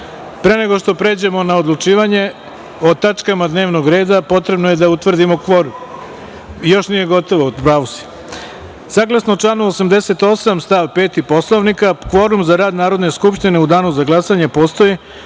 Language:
Serbian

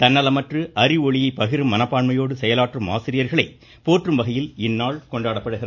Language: Tamil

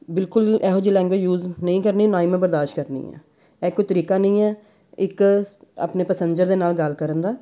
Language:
Punjabi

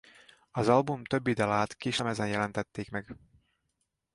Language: Hungarian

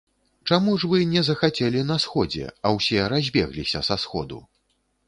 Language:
Belarusian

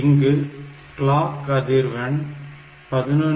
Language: Tamil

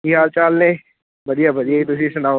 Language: Punjabi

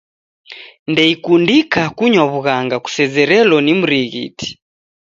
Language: Taita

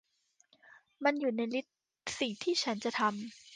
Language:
Thai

